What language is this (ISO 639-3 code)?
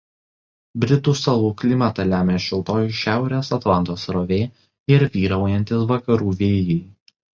lit